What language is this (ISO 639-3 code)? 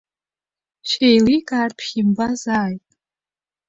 abk